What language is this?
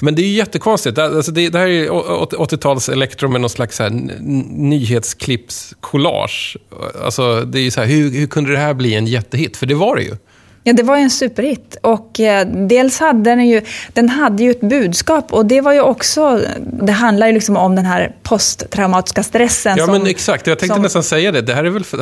Swedish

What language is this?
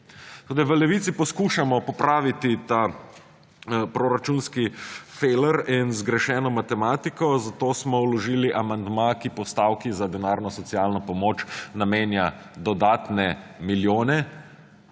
Slovenian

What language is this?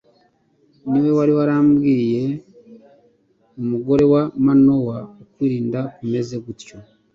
Kinyarwanda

